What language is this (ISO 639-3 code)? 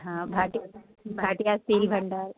snd